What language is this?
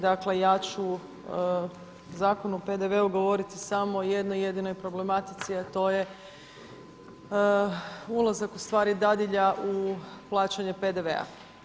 Croatian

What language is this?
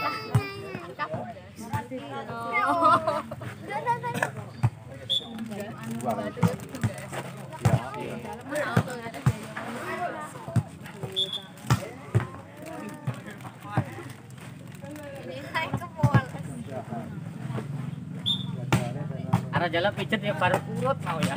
Indonesian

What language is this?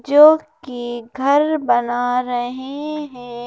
Hindi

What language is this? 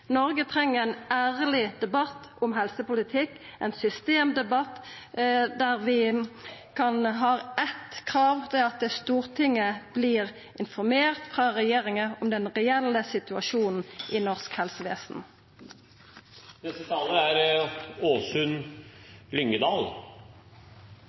Norwegian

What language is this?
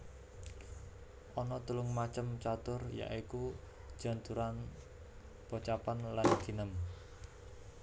Javanese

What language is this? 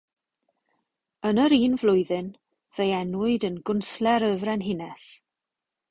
Welsh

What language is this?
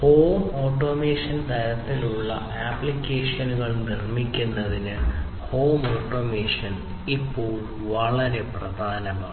Malayalam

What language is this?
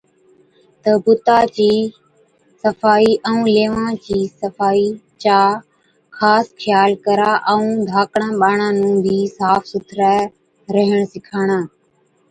Od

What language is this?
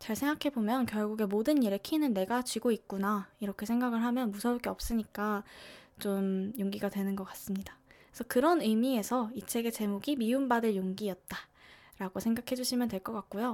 Korean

